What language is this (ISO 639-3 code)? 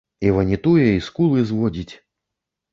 bel